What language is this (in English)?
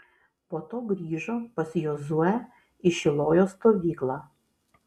Lithuanian